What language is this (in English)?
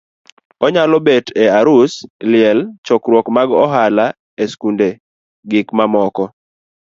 Luo (Kenya and Tanzania)